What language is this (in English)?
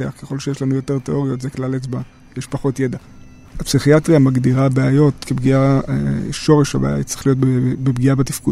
Hebrew